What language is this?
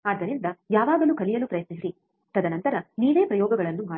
Kannada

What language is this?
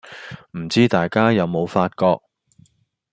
Cantonese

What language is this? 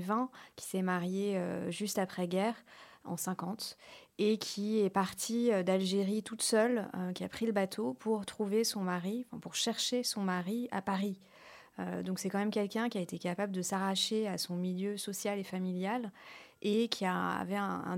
French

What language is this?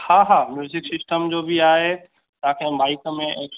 Sindhi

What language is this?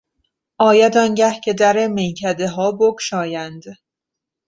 Persian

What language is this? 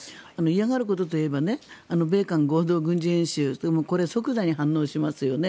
Japanese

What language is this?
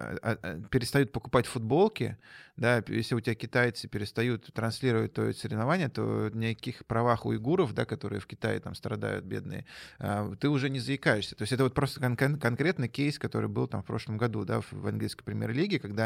Russian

